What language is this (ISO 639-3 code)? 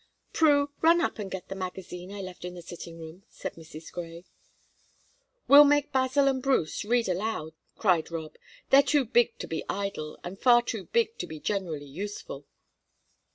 eng